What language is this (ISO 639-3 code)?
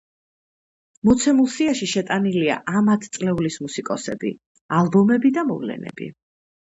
kat